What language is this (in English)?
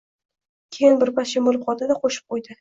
Uzbek